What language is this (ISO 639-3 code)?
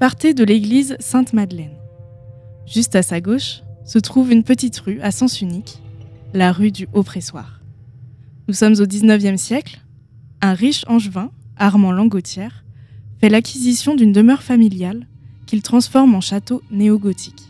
fra